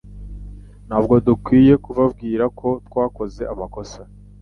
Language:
Kinyarwanda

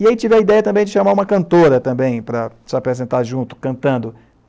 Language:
Portuguese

